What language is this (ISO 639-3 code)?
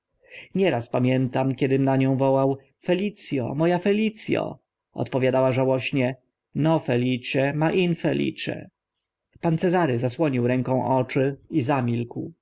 pol